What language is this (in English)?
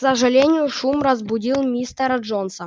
Russian